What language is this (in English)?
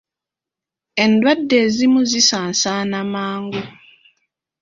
Ganda